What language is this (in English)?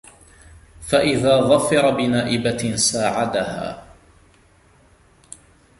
Arabic